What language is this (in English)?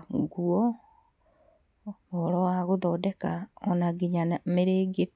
Kikuyu